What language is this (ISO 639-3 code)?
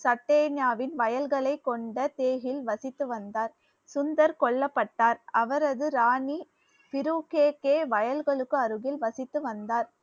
tam